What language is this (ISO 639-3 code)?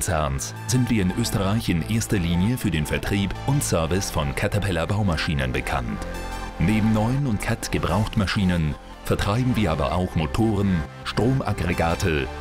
deu